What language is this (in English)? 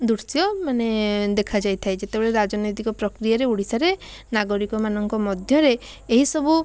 Odia